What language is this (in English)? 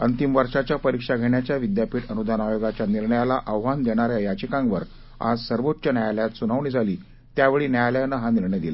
Marathi